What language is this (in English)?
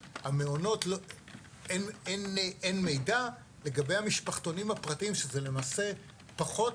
Hebrew